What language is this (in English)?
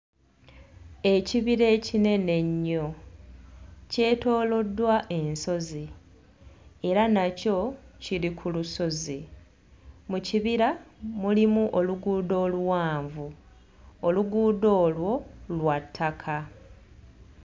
Ganda